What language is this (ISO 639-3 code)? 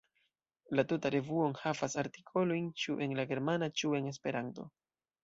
epo